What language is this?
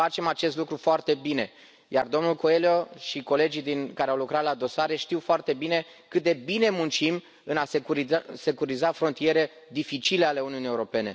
Romanian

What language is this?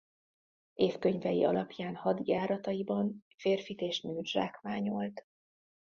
Hungarian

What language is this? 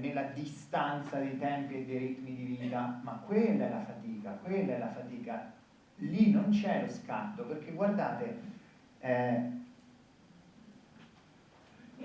Italian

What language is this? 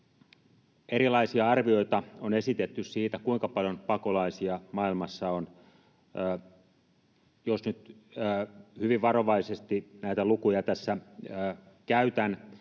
Finnish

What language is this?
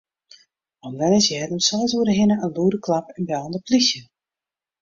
Western Frisian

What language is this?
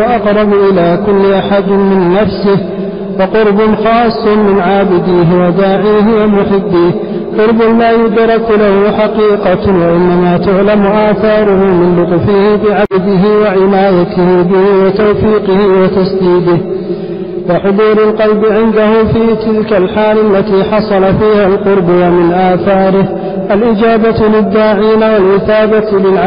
Arabic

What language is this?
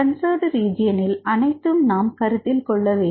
Tamil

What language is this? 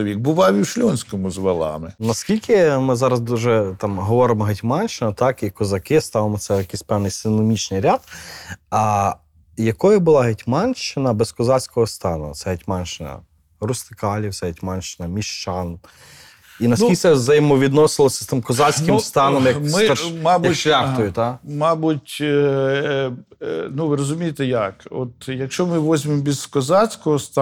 Ukrainian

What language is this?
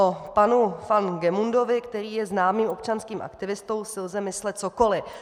Czech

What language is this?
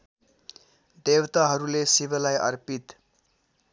Nepali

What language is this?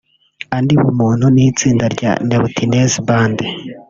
Kinyarwanda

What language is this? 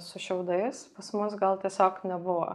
Lithuanian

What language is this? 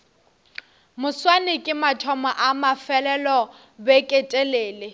Northern Sotho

